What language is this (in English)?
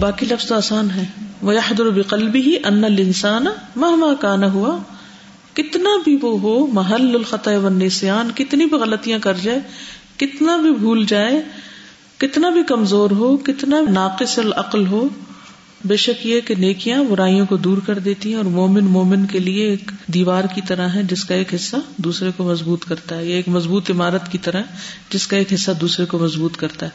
Urdu